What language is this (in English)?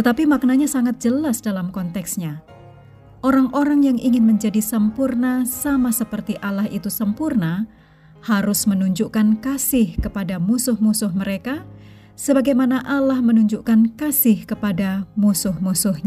Indonesian